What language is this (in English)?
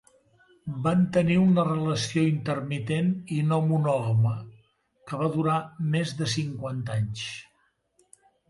Catalan